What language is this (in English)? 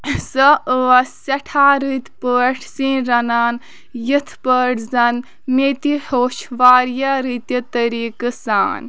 Kashmiri